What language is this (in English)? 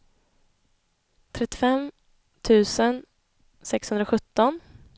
Swedish